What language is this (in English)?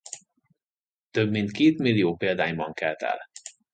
Hungarian